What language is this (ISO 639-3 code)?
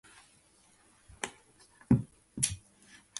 jpn